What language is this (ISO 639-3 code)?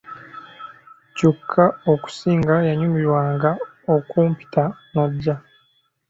lug